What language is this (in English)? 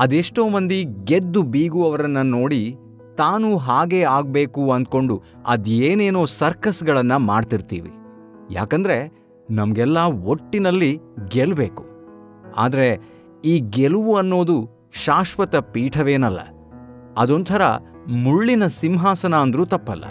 Kannada